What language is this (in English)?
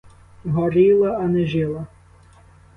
Ukrainian